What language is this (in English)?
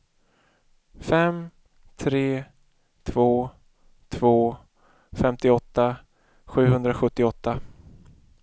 Swedish